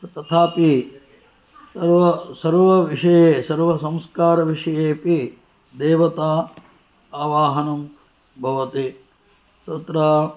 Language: Sanskrit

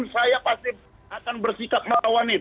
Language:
Indonesian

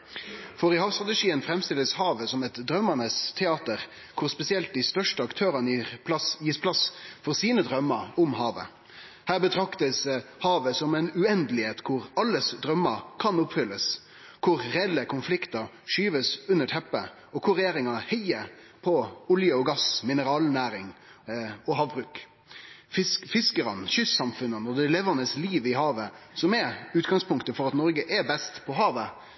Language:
Norwegian Nynorsk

